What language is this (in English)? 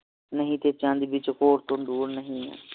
Punjabi